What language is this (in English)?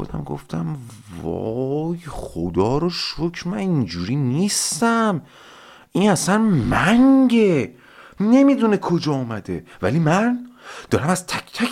Persian